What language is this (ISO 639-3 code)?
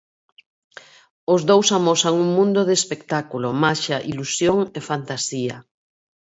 glg